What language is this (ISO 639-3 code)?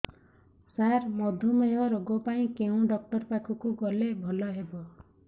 ori